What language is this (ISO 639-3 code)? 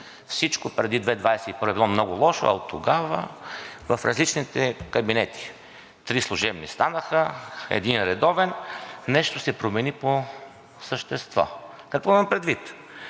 bul